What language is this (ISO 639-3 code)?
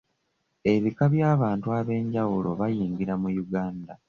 lug